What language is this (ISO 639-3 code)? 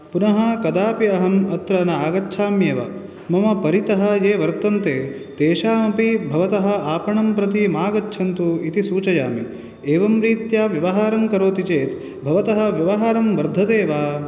san